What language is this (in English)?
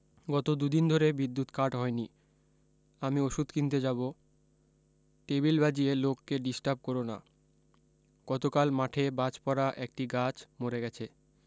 Bangla